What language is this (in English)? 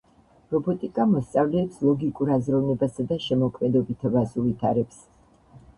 Georgian